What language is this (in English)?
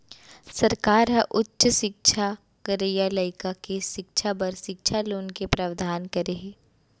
Chhattisgarhi